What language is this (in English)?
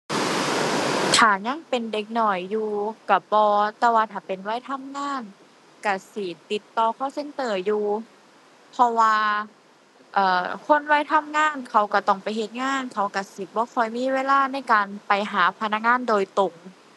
Thai